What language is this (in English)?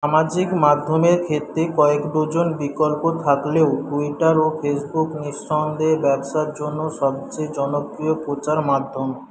Bangla